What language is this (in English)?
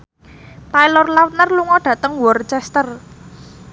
Javanese